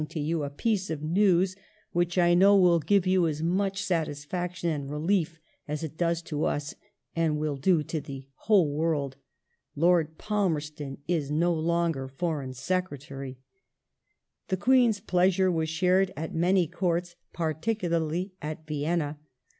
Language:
English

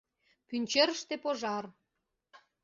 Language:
Mari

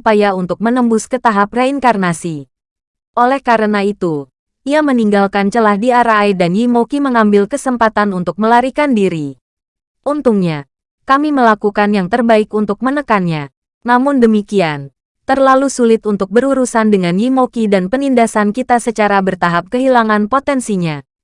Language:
Indonesian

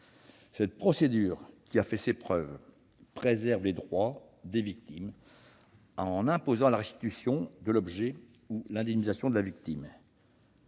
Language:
French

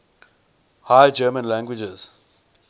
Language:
English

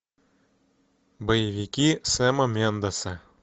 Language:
Russian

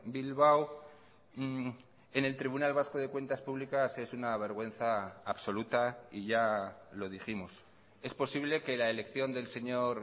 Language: Spanish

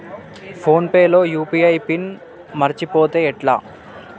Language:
Telugu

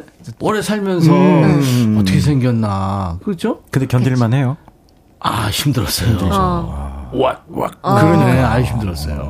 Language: Korean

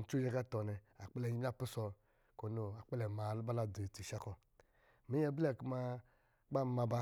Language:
Lijili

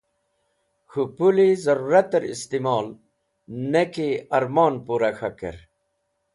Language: Wakhi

